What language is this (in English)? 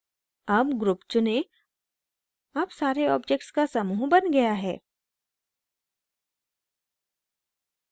Hindi